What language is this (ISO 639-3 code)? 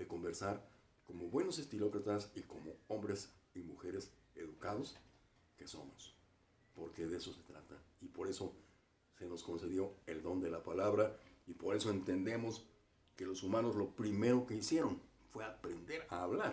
spa